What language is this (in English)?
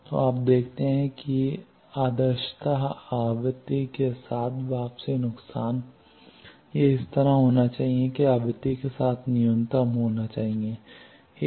Hindi